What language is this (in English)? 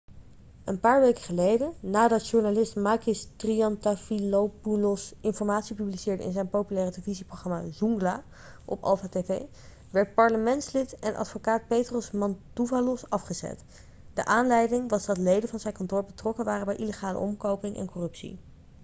Dutch